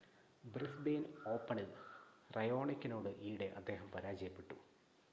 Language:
Malayalam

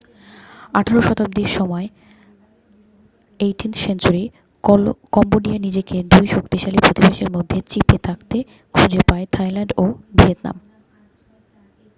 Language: Bangla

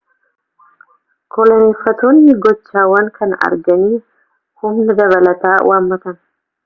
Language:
Oromo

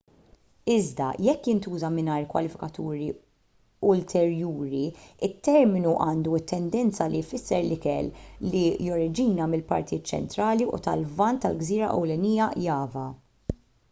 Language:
Maltese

